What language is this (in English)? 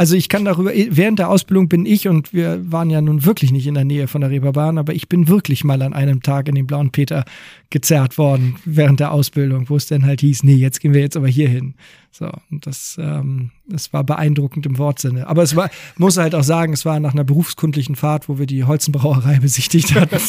German